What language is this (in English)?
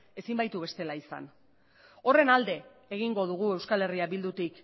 Basque